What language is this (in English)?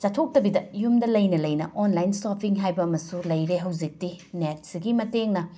Manipuri